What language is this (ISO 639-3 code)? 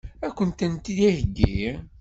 kab